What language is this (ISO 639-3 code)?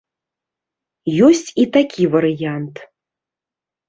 bel